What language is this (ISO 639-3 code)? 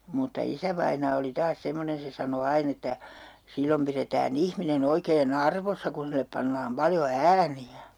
fin